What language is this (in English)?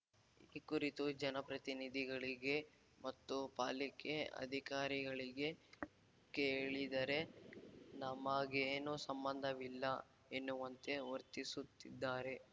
Kannada